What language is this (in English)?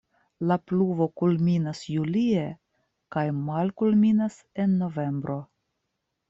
Esperanto